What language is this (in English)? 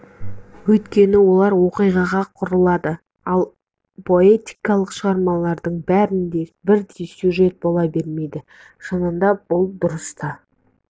Kazakh